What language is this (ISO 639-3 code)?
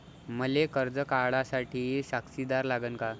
mar